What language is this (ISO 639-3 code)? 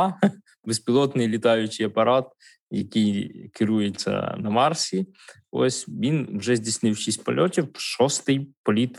ukr